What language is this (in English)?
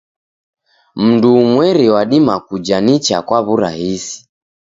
Taita